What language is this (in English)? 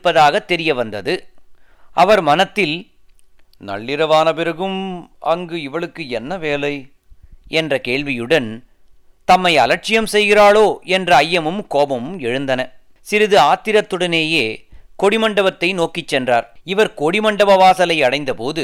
Tamil